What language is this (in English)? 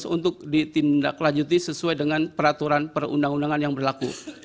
Indonesian